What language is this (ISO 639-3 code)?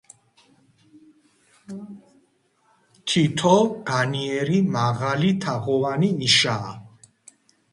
kat